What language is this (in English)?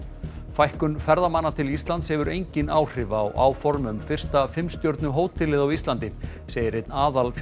Icelandic